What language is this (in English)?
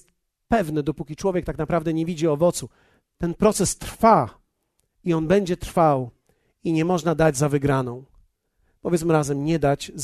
Polish